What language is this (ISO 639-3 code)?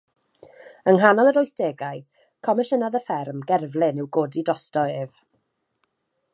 cym